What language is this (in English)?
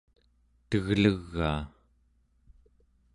Central Yupik